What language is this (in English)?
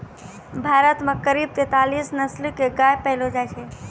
Maithili